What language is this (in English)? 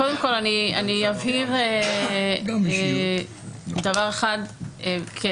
Hebrew